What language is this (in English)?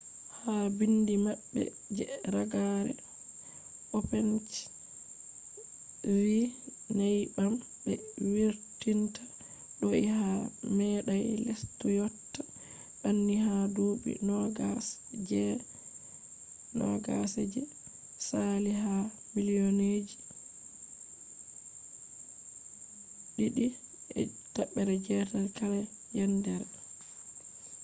Fula